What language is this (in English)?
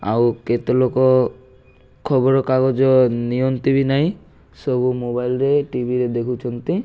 Odia